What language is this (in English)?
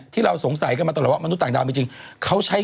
Thai